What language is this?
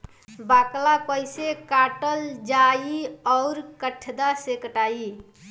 Bhojpuri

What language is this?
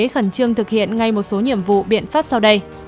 Vietnamese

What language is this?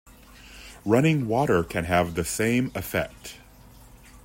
English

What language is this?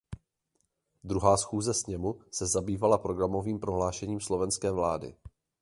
Czech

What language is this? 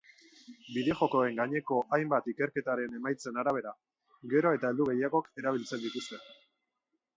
Basque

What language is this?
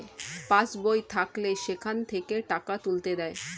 Bangla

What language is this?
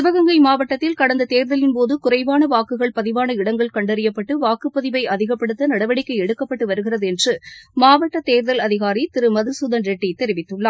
Tamil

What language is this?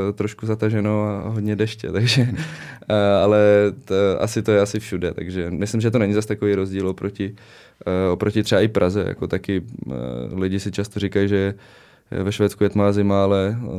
Czech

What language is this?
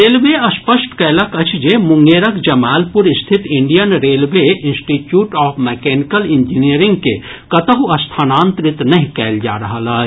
Maithili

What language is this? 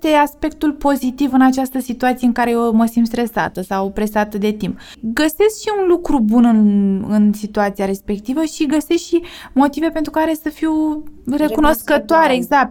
Romanian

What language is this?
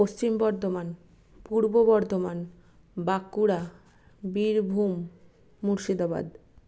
Bangla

